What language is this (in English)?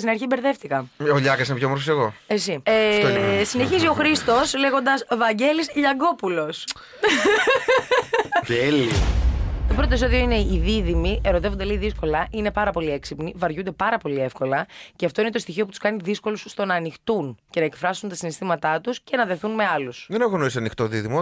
Greek